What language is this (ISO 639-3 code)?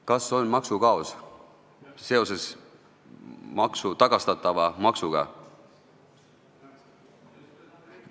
est